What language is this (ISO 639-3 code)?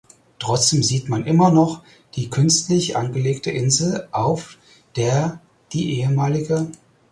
deu